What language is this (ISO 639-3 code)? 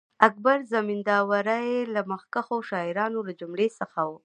pus